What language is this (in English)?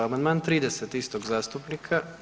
Croatian